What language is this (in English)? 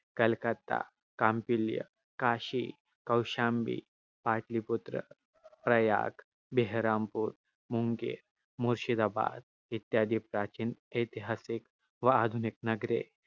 Marathi